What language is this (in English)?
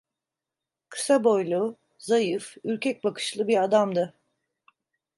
Turkish